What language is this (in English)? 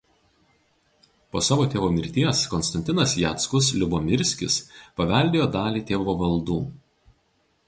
Lithuanian